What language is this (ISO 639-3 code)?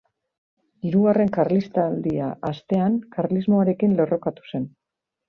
eus